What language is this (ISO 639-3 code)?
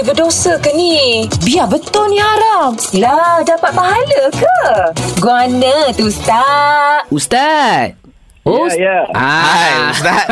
msa